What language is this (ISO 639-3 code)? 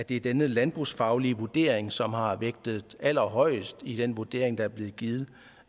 dan